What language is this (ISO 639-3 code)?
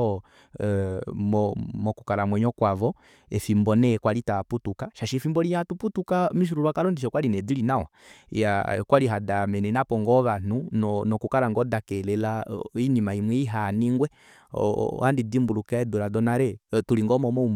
kua